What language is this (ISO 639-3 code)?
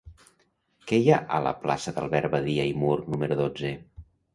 cat